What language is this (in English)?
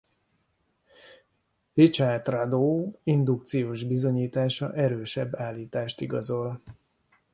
Hungarian